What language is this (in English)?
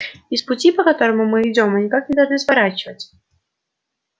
Russian